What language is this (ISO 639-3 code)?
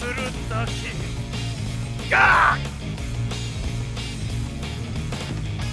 jpn